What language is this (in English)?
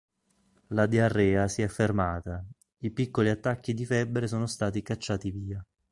Italian